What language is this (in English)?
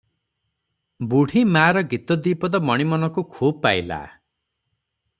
Odia